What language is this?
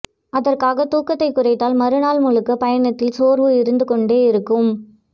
Tamil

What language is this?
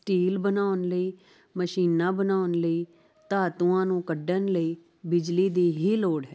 Punjabi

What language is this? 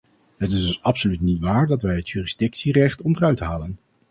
Dutch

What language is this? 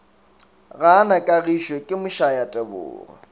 Northern Sotho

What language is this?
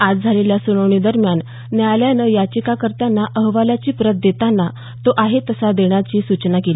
Marathi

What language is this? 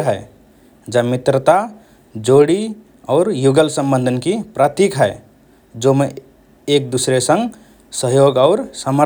Rana Tharu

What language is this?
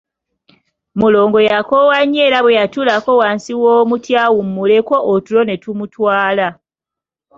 Ganda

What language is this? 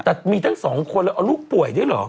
Thai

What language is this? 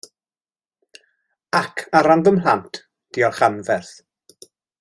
Welsh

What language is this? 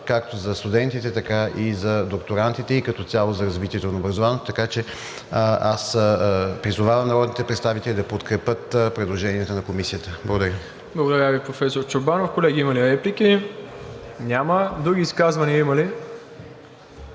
Bulgarian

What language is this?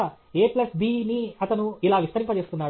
Telugu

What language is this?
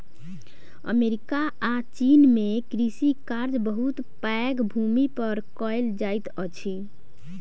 Maithili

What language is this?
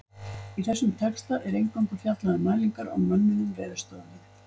Icelandic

